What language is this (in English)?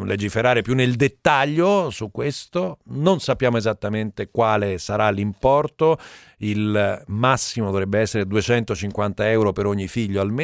Italian